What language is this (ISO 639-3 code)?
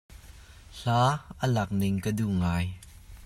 cnh